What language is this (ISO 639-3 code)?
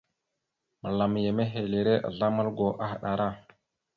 mxu